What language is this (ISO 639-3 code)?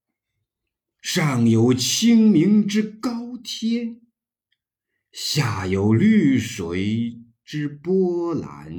zho